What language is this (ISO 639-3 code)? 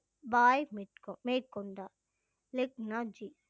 tam